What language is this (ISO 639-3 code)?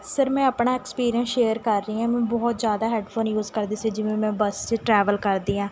pan